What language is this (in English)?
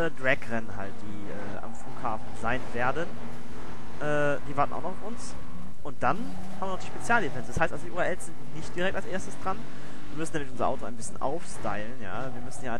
German